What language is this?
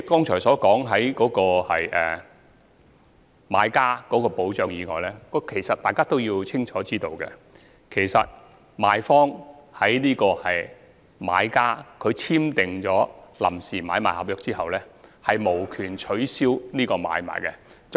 Cantonese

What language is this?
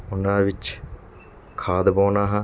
Punjabi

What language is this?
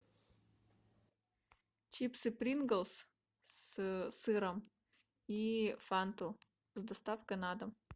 Russian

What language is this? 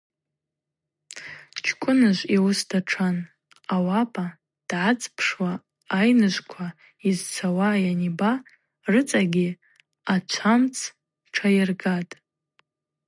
Abaza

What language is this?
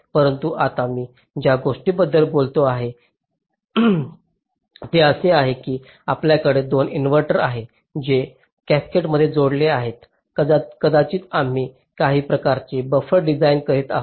Marathi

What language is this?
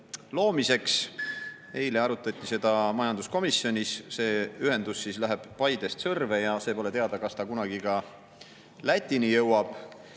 Estonian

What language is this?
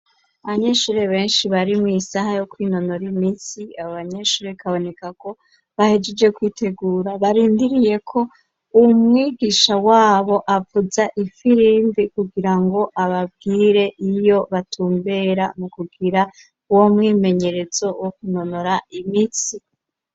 Rundi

